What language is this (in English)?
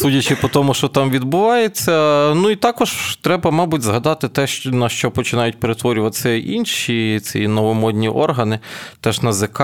Ukrainian